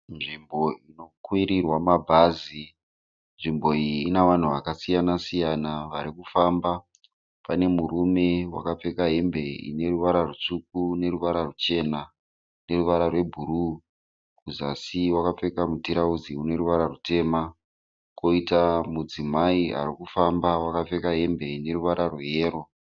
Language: Shona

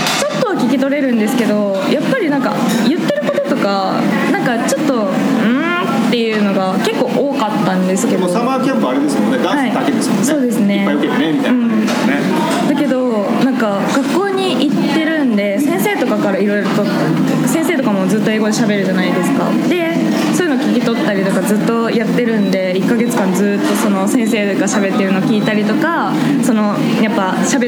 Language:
Japanese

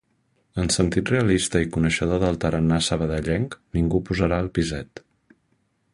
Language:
Catalan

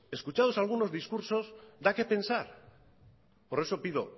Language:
Spanish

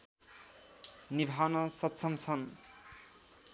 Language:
Nepali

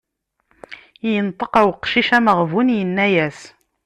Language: Kabyle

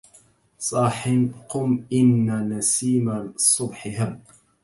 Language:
Arabic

